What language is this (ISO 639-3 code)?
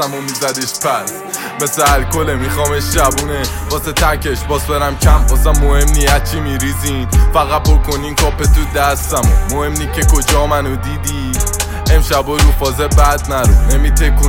fas